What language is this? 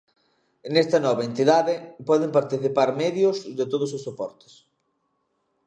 Galician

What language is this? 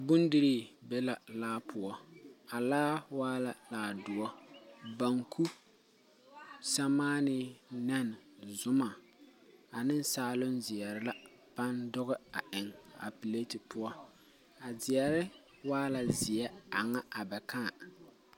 Southern Dagaare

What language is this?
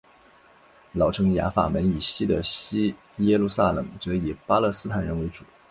Chinese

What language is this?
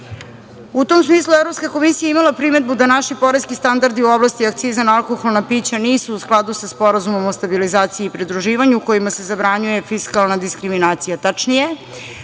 Serbian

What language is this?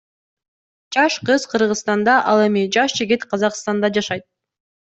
Kyrgyz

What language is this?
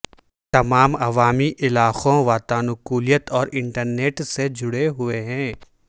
Urdu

